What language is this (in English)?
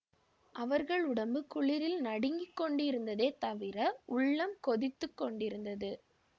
Tamil